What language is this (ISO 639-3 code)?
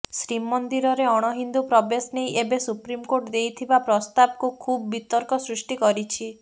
ori